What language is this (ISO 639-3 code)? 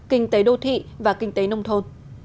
vie